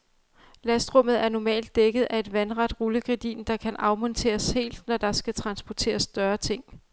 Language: Danish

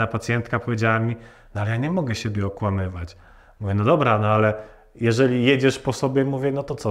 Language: Polish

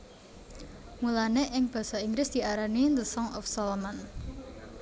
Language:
Javanese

